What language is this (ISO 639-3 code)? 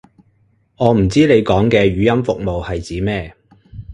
yue